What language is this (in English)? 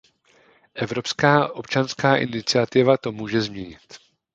Czech